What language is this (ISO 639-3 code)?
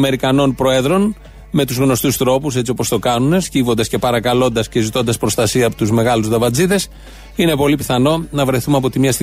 ell